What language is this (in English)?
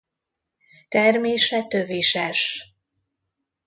Hungarian